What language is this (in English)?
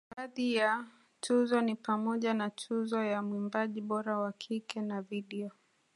Swahili